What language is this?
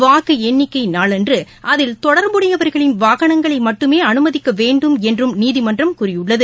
Tamil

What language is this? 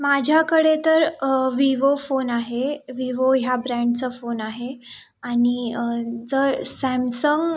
Marathi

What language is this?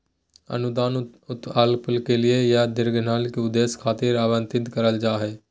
Magahi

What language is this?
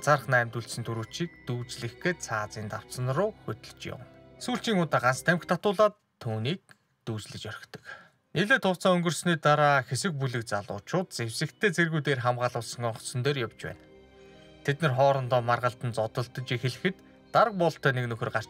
Romanian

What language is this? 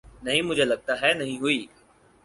Urdu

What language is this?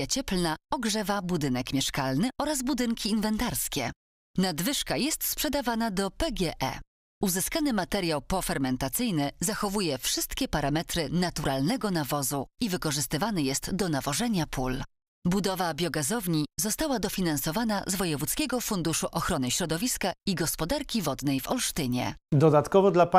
Polish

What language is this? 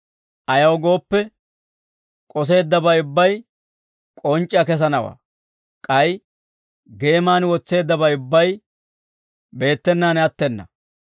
Dawro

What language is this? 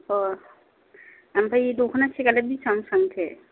Bodo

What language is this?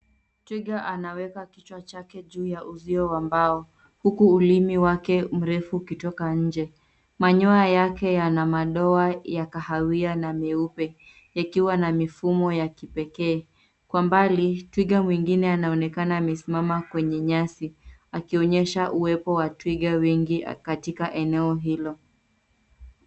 Swahili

